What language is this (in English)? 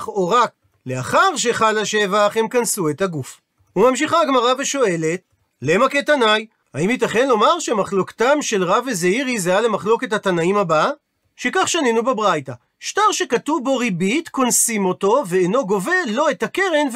Hebrew